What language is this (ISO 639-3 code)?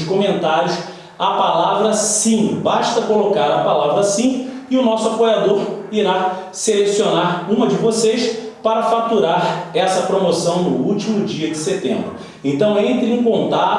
por